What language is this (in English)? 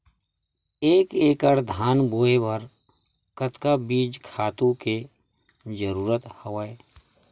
Chhattisgarhi